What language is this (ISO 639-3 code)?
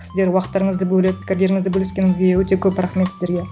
kaz